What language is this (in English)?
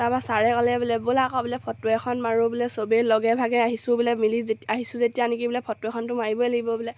Assamese